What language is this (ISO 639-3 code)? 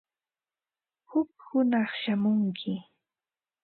qva